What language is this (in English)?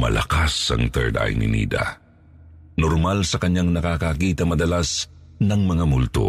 Filipino